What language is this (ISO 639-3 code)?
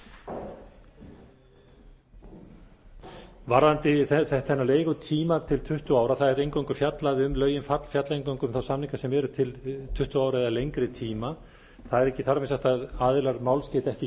isl